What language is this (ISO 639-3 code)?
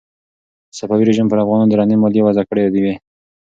pus